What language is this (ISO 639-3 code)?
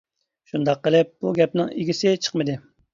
uig